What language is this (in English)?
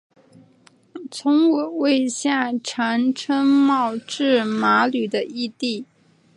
Chinese